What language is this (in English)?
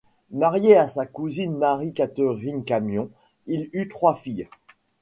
French